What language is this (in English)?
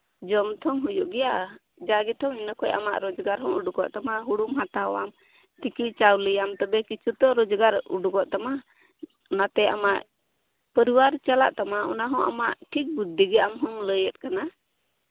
Santali